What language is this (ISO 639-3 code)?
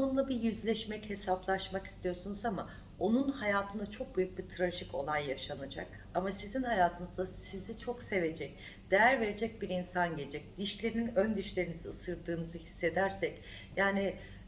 tur